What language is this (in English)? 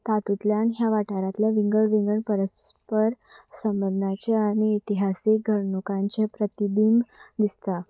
Konkani